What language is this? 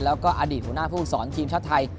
Thai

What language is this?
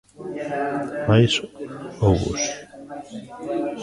Galician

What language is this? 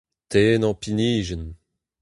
Breton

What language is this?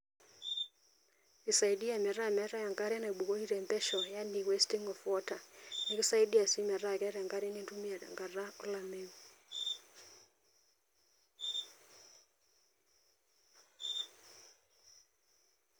Masai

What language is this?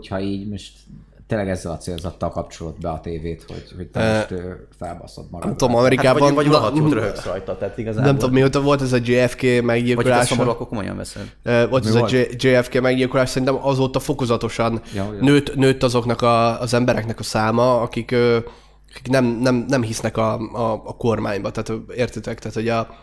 Hungarian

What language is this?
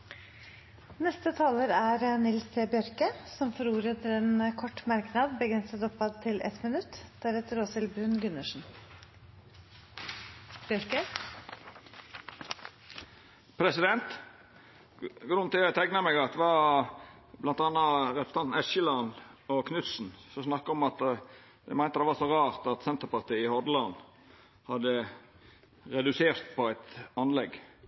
Norwegian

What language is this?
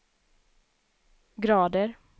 Swedish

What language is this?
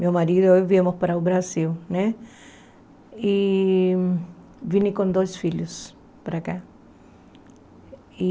Portuguese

